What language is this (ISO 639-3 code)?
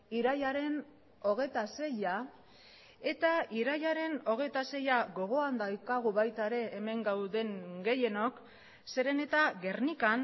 eus